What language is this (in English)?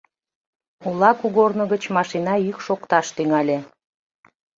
Mari